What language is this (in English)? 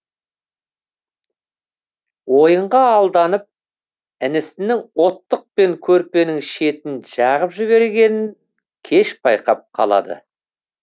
Kazakh